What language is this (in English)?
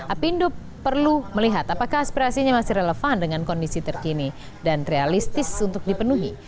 Indonesian